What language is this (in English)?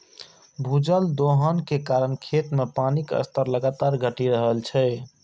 Maithili